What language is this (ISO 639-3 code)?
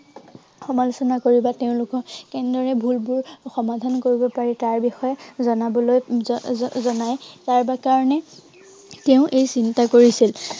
asm